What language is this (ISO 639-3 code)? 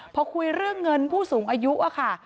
tha